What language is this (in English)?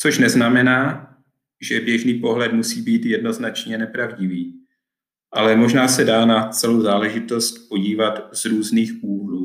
Czech